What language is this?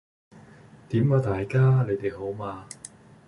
Cantonese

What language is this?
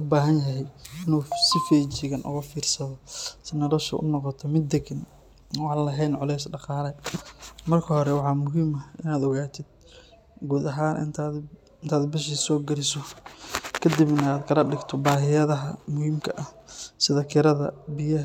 Somali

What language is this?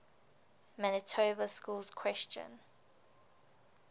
English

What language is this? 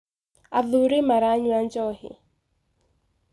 Kikuyu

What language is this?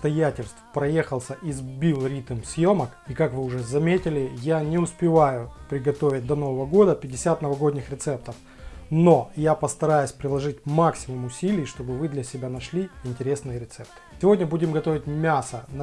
Russian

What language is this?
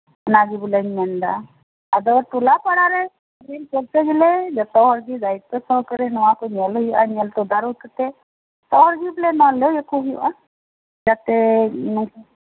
Santali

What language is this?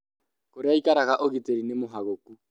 Kikuyu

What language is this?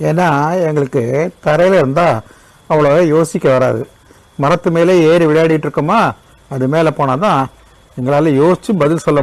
Tamil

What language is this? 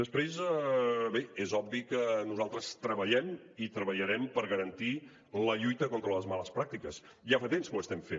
Catalan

